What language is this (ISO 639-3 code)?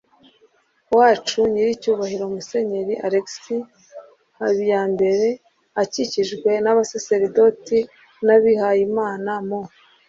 kin